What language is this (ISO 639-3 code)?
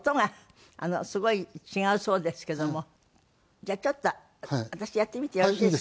jpn